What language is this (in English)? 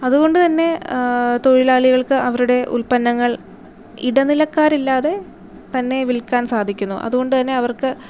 Malayalam